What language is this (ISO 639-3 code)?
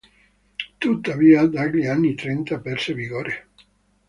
ita